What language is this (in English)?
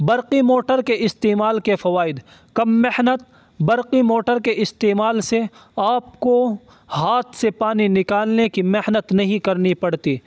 Urdu